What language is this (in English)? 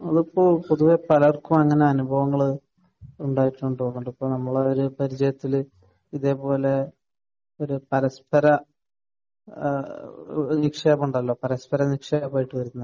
Malayalam